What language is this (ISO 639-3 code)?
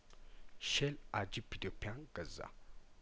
amh